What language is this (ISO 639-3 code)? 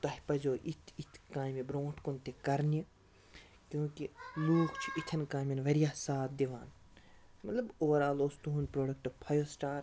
kas